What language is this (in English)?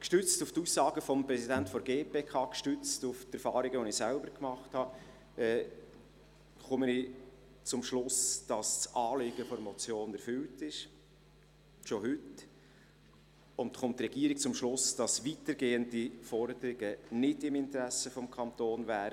Swiss German